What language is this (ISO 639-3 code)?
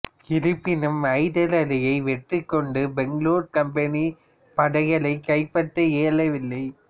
tam